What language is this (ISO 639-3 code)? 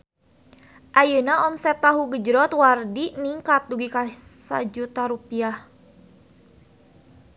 sun